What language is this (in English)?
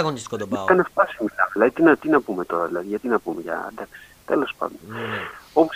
Greek